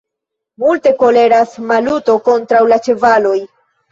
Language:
Esperanto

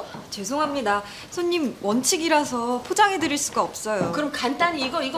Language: Korean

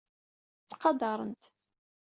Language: Kabyle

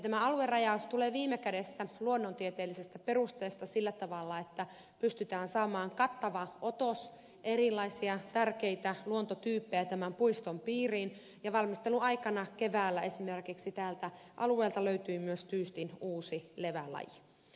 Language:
Finnish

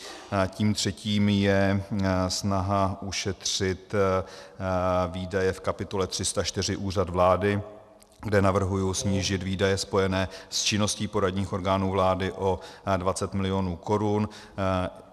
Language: Czech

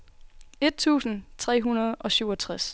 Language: Danish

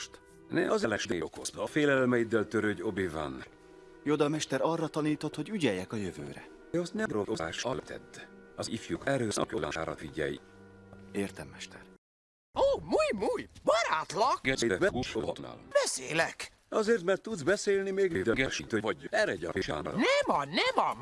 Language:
Hungarian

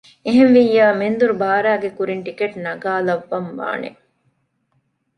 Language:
Divehi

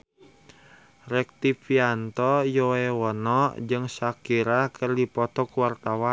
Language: Sundanese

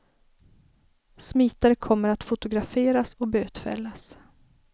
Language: Swedish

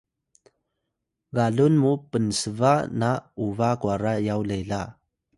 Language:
Atayal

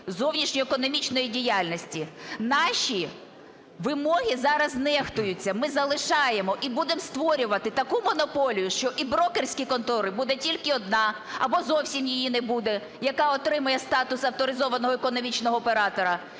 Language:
Ukrainian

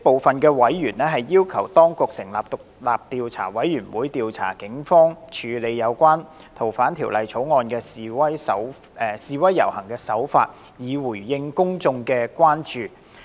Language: Cantonese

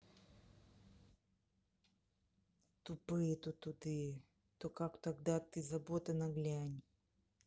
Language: Russian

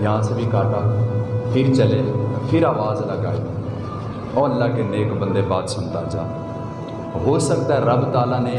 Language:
Urdu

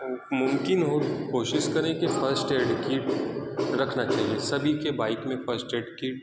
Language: Urdu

